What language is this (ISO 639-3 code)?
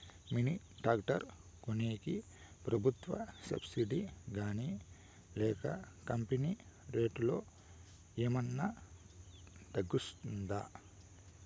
tel